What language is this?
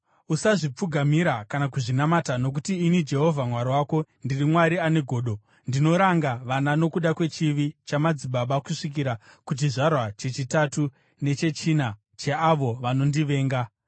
Shona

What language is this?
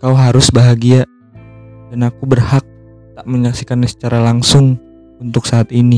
Indonesian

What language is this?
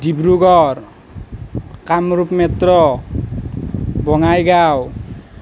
Assamese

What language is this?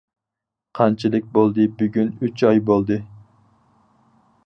Uyghur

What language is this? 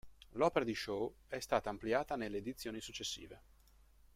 Italian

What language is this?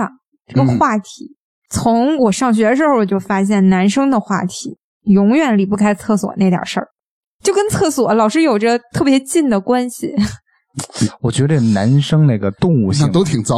Chinese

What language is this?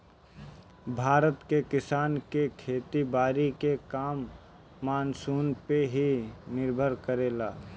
Bhojpuri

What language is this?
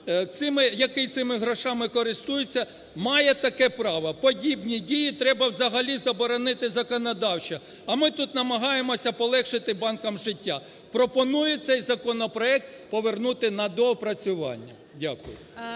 Ukrainian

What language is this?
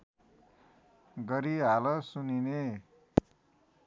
Nepali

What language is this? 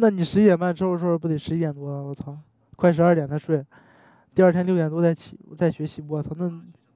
Chinese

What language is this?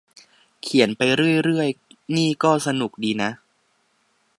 Thai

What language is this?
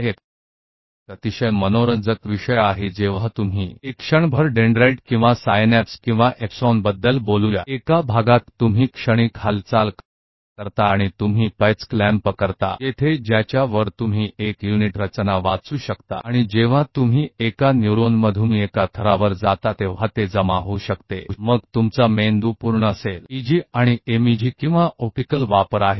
Hindi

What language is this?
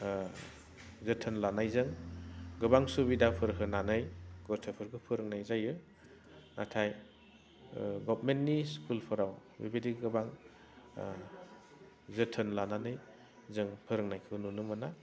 Bodo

